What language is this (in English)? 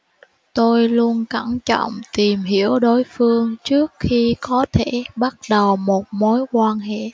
Vietnamese